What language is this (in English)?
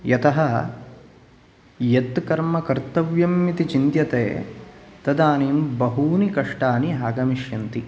Sanskrit